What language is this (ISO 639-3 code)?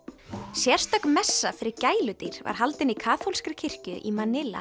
isl